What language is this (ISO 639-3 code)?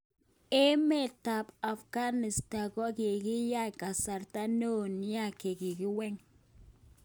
kln